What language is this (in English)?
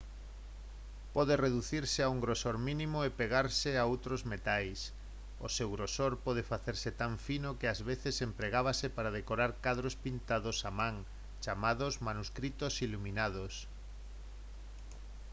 Galician